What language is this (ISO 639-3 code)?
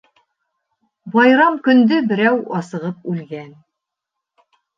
bak